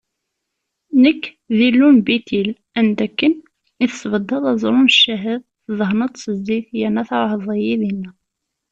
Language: Kabyle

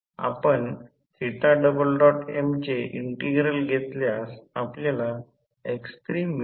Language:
Marathi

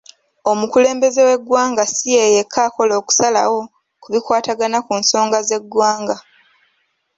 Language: Ganda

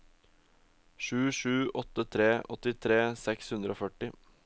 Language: Norwegian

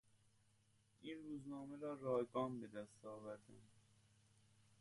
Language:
Persian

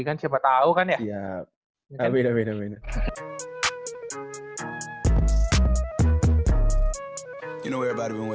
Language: Indonesian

